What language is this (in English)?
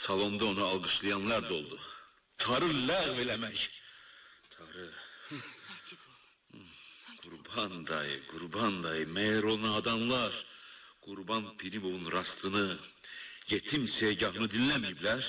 Turkish